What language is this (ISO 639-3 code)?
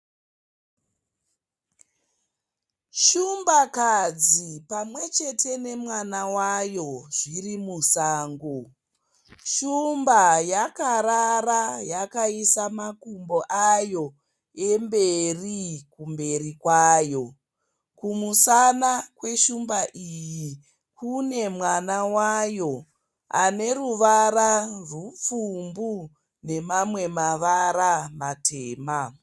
sna